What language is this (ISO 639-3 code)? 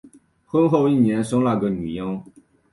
zho